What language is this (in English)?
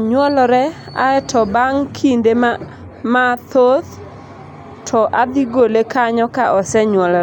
Luo (Kenya and Tanzania)